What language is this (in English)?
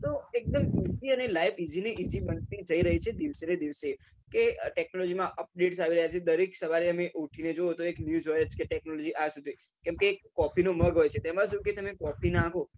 Gujarati